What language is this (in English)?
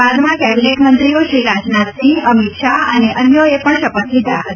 Gujarati